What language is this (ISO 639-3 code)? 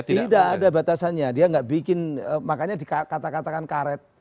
ind